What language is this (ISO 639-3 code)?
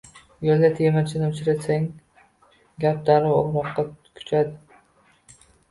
uzb